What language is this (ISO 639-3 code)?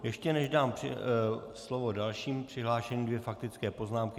ces